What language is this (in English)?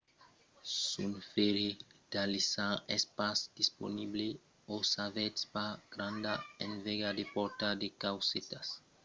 Occitan